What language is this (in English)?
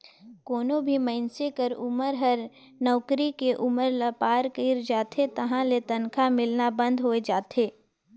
Chhattisgarhi